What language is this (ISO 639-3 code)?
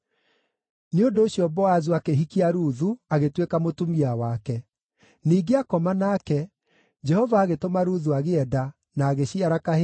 kik